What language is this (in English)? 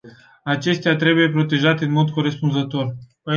Romanian